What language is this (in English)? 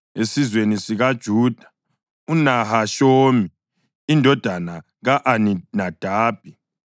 North Ndebele